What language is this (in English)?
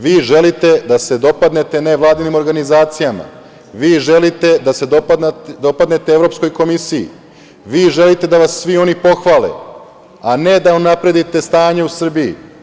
Serbian